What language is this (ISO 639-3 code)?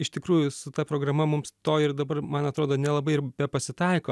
lit